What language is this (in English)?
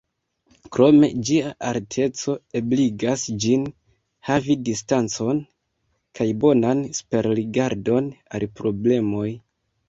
Esperanto